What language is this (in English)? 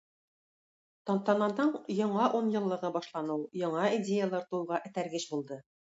Tatar